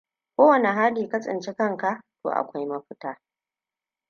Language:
Hausa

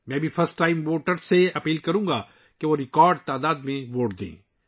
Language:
Urdu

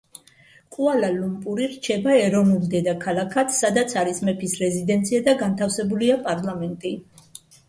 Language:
Georgian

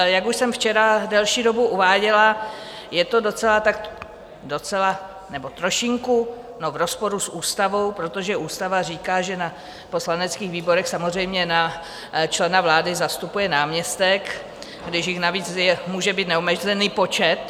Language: Czech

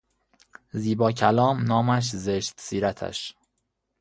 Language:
Persian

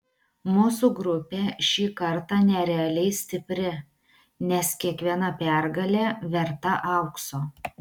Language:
Lithuanian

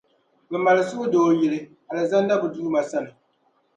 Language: Dagbani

